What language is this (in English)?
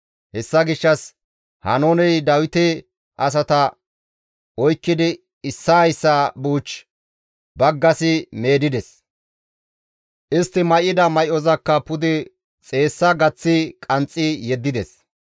Gamo